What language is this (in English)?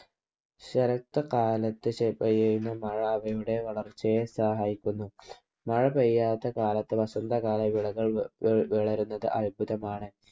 Malayalam